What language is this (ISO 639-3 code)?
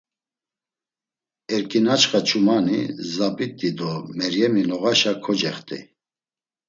lzz